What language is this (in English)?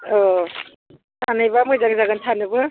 Bodo